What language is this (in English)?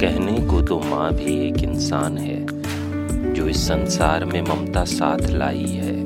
Hindi